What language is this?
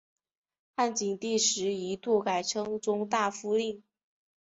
Chinese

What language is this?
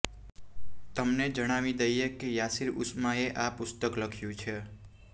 Gujarati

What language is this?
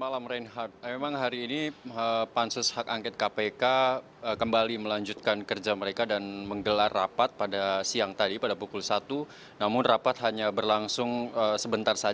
Indonesian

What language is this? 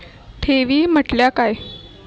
Marathi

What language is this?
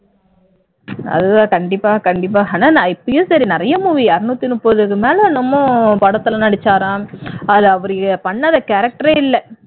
Tamil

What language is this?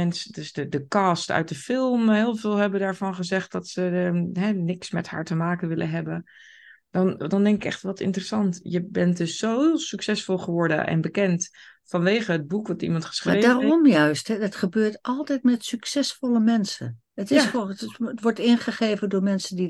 Dutch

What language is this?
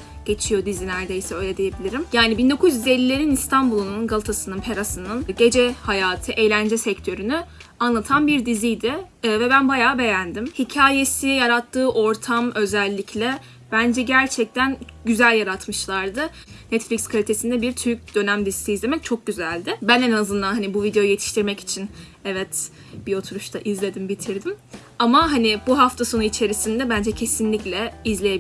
Turkish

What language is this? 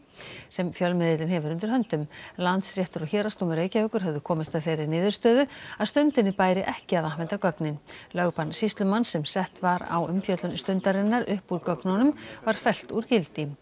Icelandic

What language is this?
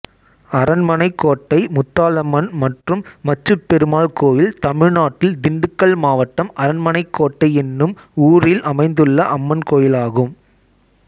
Tamil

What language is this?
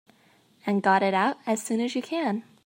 English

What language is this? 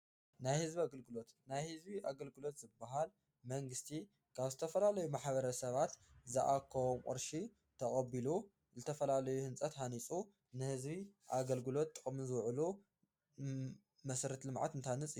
Tigrinya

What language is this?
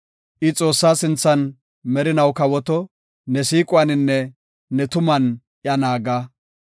Gofa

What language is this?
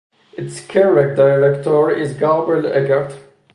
English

